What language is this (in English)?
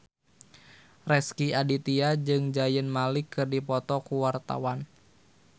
Sundanese